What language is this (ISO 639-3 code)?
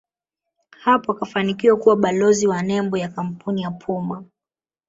swa